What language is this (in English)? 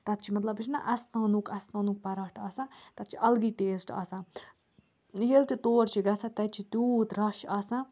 Kashmiri